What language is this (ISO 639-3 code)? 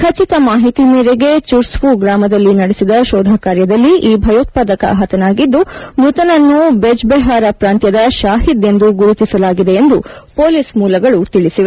kan